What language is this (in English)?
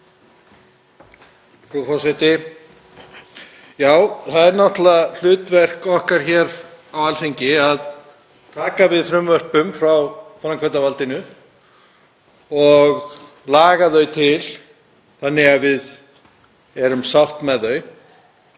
Icelandic